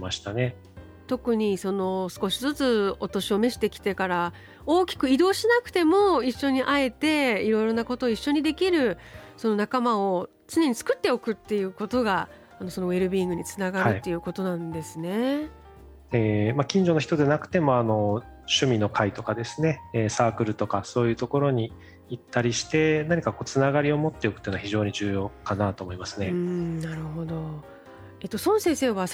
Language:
Japanese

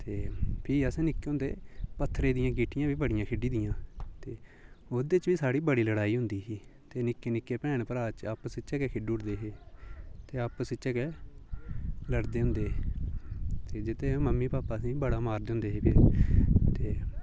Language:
Dogri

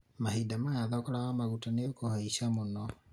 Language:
Kikuyu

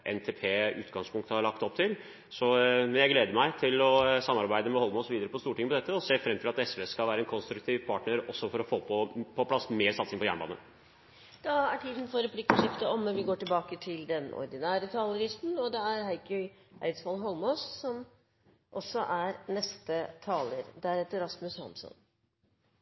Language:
Norwegian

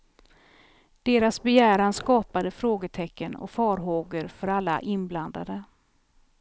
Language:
Swedish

